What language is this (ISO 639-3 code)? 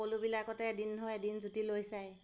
asm